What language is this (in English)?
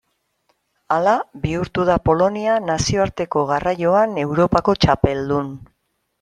Basque